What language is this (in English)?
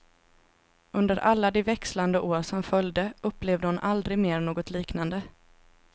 Swedish